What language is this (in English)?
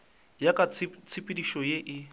Northern Sotho